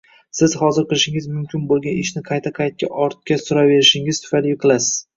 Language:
Uzbek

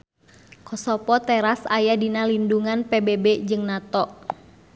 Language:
Sundanese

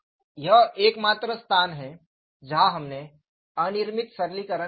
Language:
Hindi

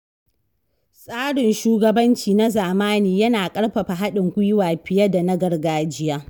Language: Hausa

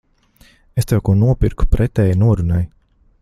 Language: Latvian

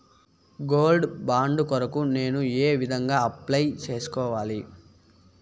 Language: Telugu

